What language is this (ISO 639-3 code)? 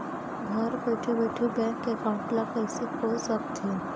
hne